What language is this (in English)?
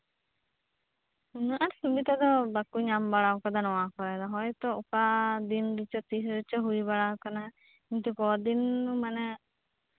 Santali